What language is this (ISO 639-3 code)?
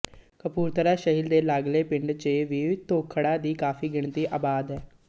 pan